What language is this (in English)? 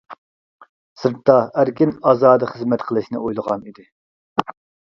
Uyghur